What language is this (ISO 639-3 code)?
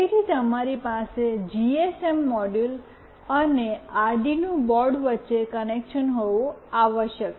guj